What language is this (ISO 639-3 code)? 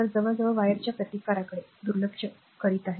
mar